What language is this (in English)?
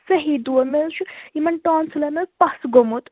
Kashmiri